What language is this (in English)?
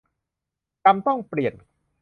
Thai